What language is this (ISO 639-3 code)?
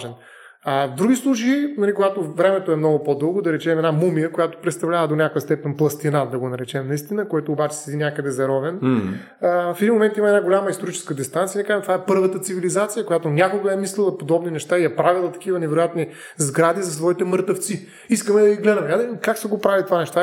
bul